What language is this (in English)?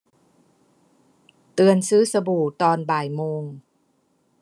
Thai